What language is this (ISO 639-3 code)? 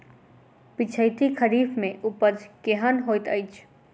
mai